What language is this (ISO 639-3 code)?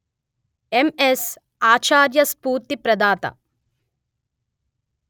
tel